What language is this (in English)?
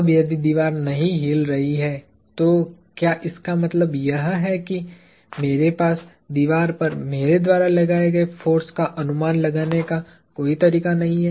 Hindi